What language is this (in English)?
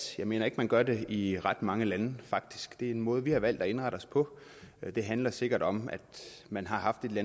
Danish